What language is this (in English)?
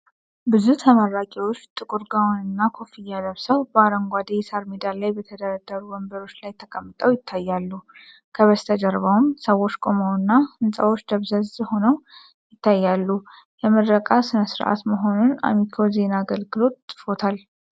Amharic